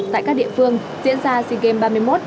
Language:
Vietnamese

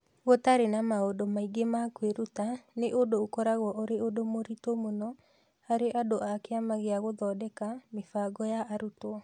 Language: Kikuyu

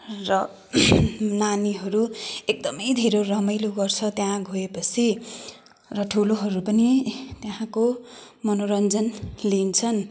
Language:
Nepali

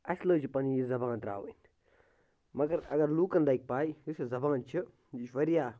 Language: Kashmiri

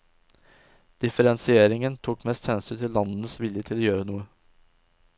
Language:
Norwegian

